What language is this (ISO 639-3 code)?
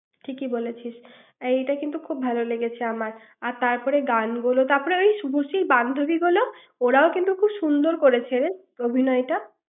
ben